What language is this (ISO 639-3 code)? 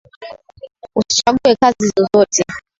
swa